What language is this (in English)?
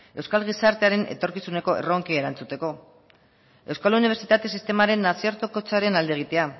Basque